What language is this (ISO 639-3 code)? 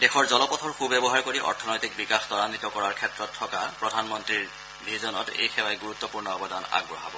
asm